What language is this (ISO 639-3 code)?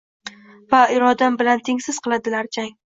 uzb